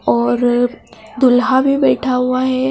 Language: Hindi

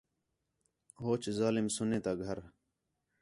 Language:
Khetrani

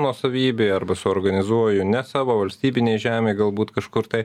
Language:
Lithuanian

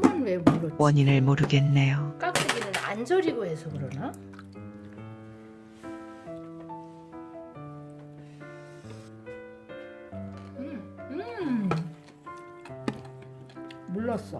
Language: Korean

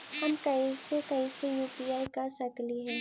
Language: Magahi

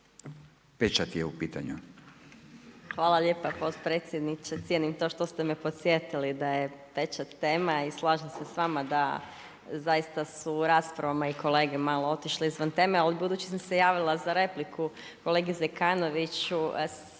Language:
Croatian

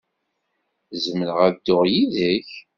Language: Kabyle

